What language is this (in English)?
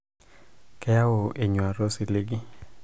Masai